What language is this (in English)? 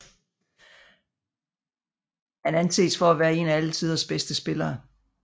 Danish